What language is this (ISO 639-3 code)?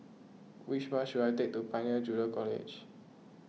eng